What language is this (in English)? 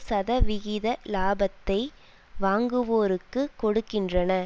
Tamil